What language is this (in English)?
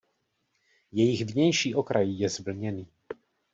Czech